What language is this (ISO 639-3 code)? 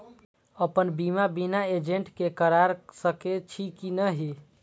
mai